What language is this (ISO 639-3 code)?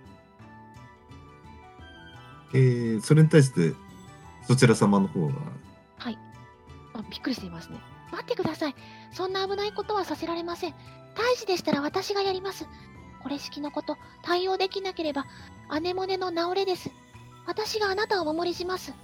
jpn